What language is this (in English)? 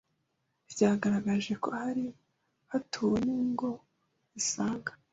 Kinyarwanda